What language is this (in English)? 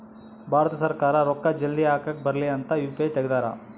Kannada